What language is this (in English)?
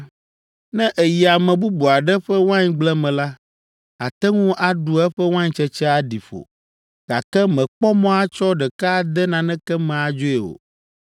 Ewe